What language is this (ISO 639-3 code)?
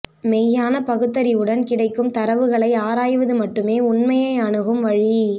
tam